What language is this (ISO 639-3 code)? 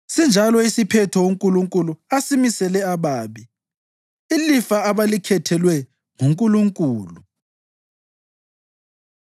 nde